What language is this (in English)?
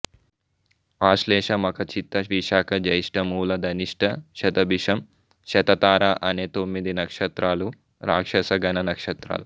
Telugu